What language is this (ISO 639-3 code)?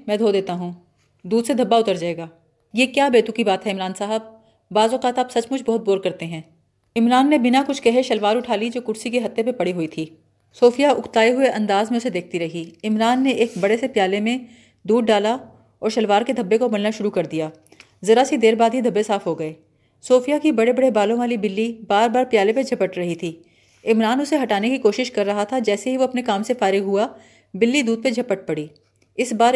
urd